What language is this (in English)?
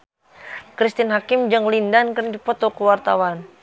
Sundanese